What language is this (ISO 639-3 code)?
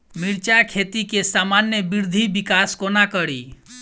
mai